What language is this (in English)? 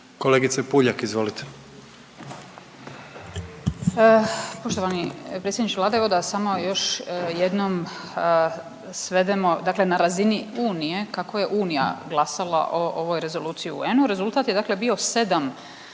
Croatian